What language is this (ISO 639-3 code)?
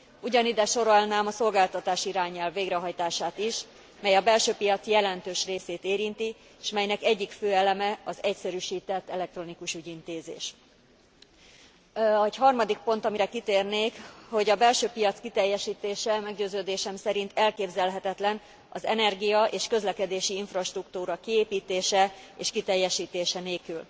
hun